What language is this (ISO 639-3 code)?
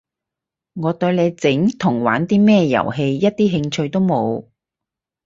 yue